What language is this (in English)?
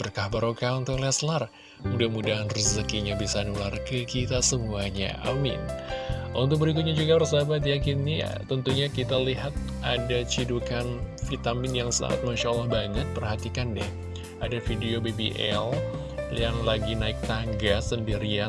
Indonesian